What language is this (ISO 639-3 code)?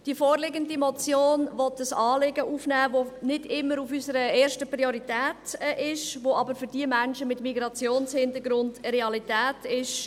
gsw